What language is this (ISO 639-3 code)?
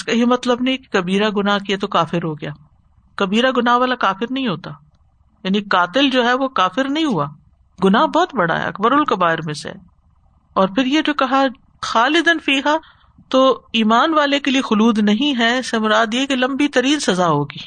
urd